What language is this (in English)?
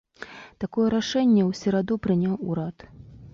Belarusian